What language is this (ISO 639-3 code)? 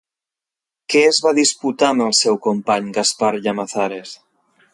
cat